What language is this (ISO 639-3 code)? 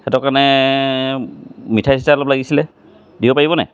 asm